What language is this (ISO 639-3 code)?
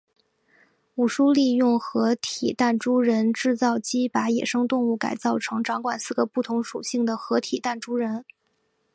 zho